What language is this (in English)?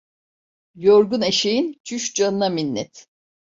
Turkish